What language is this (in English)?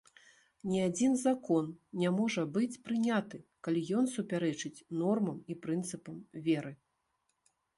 Belarusian